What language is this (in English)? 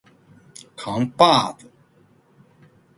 Chinese